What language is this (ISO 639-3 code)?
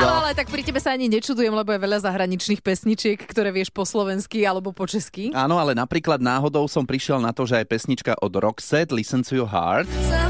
slk